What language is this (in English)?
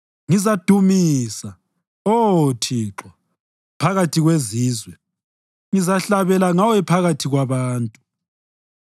North Ndebele